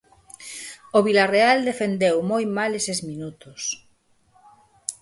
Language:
Galician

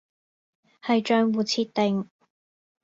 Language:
Cantonese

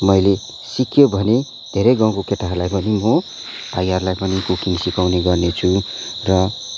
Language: Nepali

